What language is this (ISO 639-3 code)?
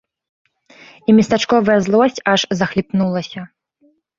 bel